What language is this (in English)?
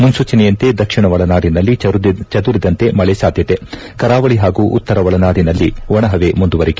Kannada